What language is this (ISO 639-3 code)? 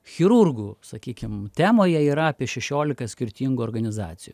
lit